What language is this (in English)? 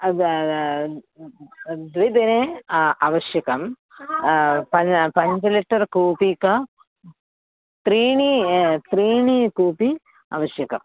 Sanskrit